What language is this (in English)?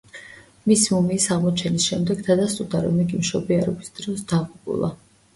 Georgian